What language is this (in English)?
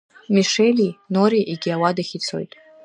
Abkhazian